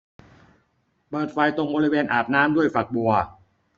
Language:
Thai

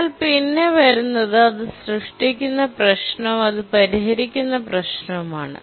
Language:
Malayalam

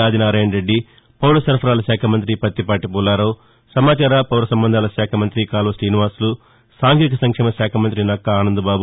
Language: Telugu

